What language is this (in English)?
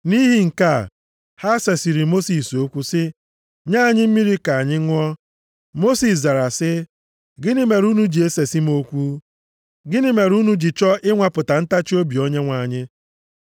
Igbo